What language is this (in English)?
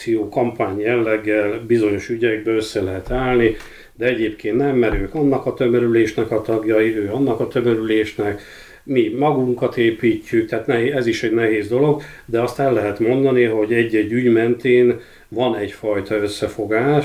Hungarian